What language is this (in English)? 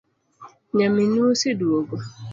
Luo (Kenya and Tanzania)